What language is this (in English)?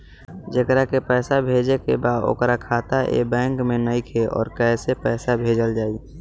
Bhojpuri